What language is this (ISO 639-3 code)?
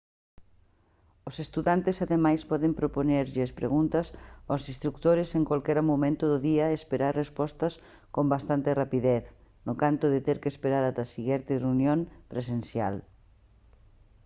glg